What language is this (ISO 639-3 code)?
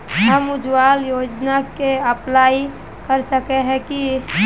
mag